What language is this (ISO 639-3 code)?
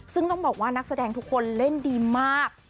tha